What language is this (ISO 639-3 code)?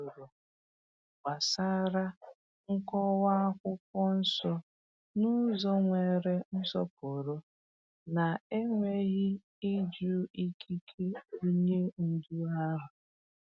ibo